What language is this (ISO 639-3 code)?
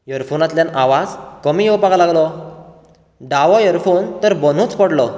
kok